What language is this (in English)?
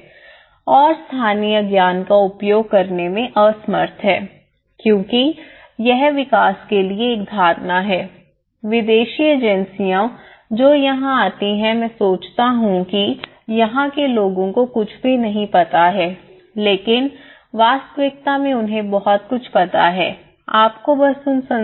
Hindi